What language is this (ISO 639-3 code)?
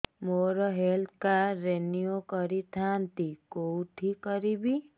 ori